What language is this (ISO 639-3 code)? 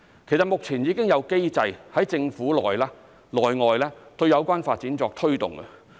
yue